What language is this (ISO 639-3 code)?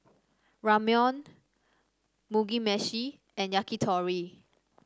eng